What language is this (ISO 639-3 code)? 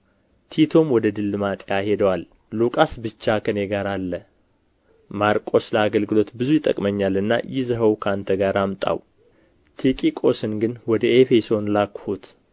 amh